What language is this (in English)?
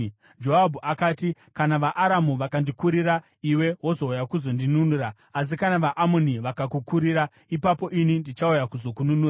Shona